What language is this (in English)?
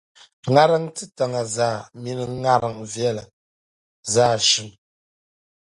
Dagbani